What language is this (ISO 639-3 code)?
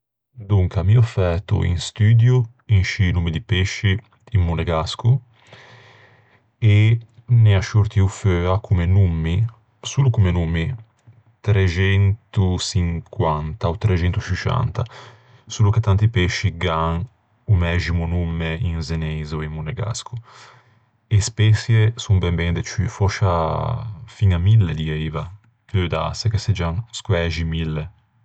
lij